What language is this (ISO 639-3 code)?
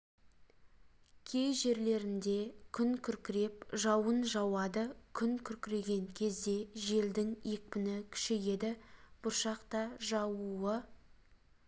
kaz